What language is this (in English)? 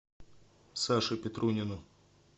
Russian